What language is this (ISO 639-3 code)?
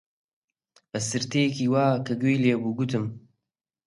ckb